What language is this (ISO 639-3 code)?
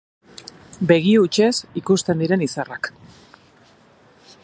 eus